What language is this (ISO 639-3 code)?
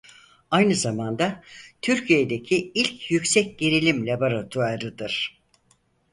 tur